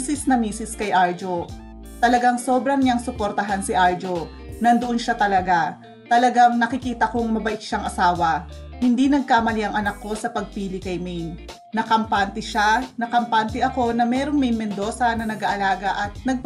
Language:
Filipino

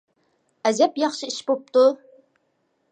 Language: Uyghur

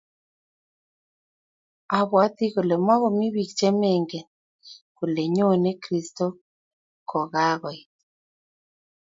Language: Kalenjin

